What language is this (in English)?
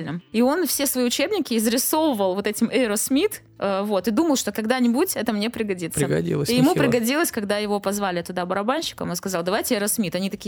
Russian